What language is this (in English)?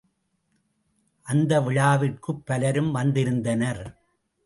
Tamil